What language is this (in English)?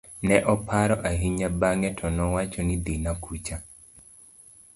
Luo (Kenya and Tanzania)